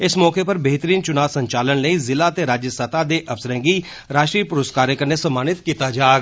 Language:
Dogri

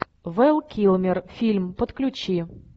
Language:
Russian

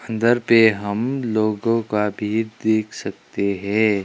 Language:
Hindi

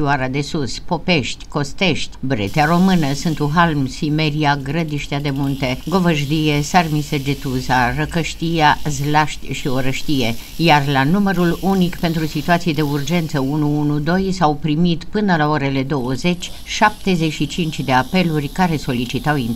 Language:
Romanian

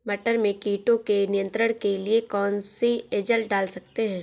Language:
Hindi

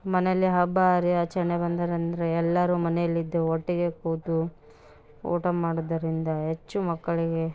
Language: Kannada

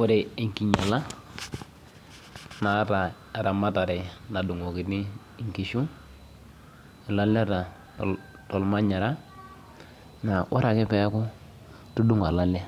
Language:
Masai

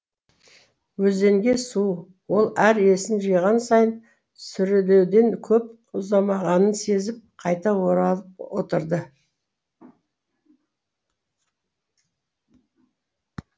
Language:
Kazakh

